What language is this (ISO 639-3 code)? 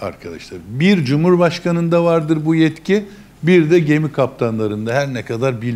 tur